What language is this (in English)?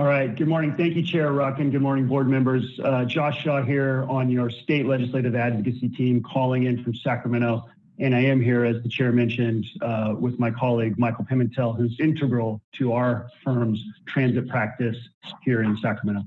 English